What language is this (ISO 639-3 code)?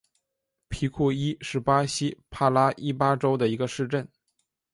zho